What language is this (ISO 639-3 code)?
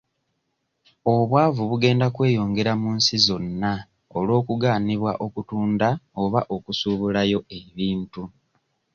lug